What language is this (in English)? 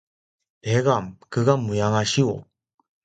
Korean